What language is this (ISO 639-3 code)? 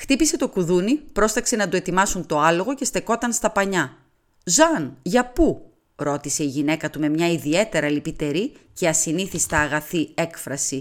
ell